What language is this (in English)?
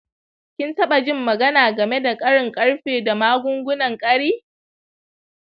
Hausa